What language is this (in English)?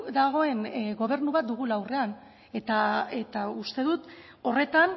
Basque